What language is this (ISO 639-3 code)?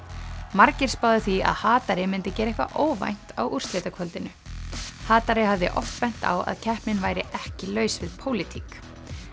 isl